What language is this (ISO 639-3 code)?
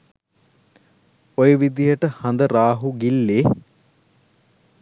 sin